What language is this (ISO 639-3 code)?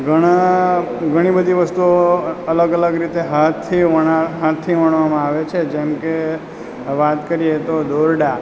guj